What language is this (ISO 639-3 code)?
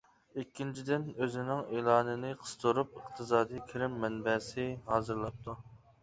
uig